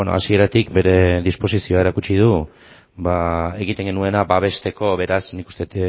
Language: Basque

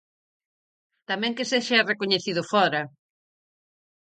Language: Galician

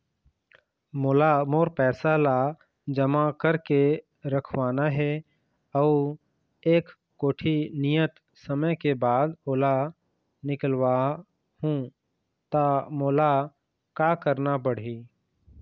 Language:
Chhattisgarhi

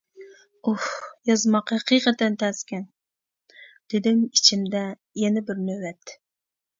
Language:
Uyghur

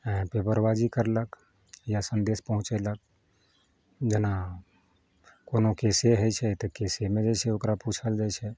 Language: Maithili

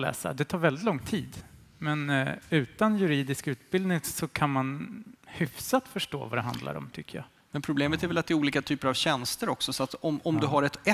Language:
Swedish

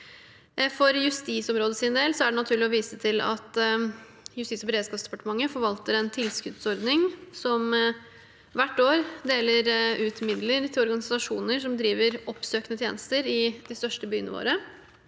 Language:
Norwegian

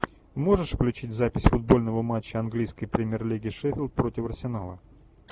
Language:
Russian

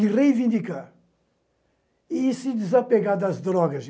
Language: Portuguese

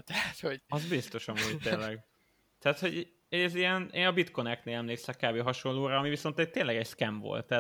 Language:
Hungarian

